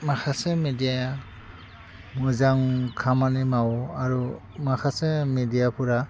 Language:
Bodo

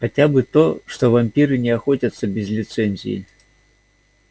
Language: Russian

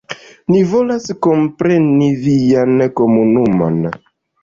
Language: Esperanto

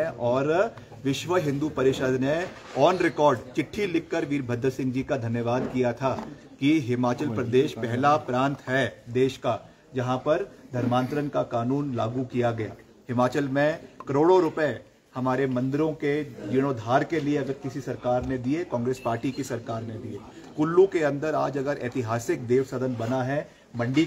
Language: Hindi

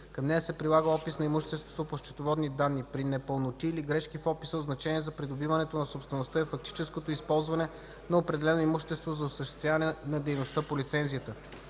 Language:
Bulgarian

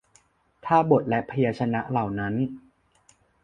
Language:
Thai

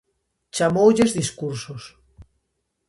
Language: Galician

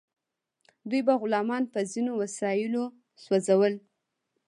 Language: Pashto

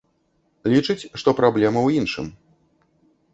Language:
Belarusian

